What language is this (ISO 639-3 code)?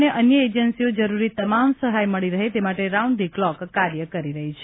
guj